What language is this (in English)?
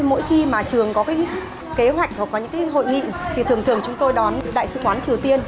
Vietnamese